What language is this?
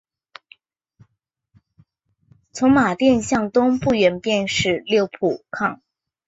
Chinese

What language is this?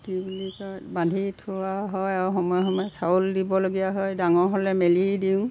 Assamese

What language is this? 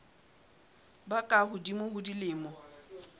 Southern Sotho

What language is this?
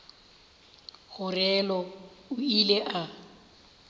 Northern Sotho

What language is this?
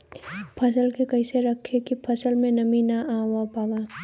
Bhojpuri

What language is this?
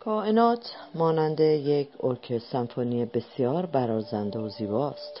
Persian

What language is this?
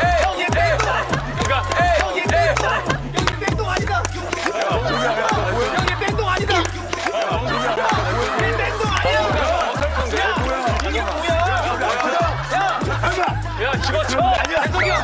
Korean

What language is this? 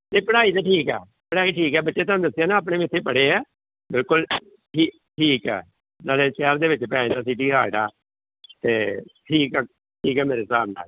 Punjabi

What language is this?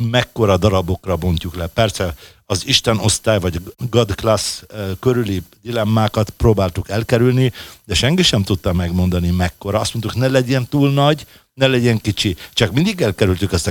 Hungarian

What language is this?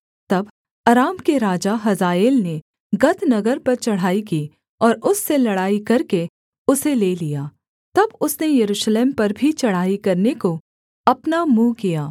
Hindi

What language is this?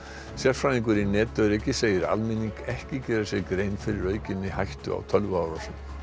Icelandic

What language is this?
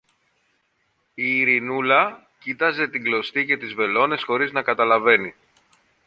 Greek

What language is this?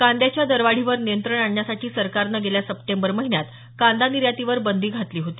Marathi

